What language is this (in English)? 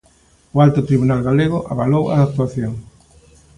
Galician